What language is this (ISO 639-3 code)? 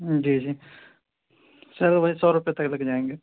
urd